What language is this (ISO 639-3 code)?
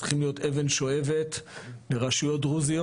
heb